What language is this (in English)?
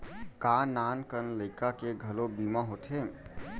Chhattisgarhi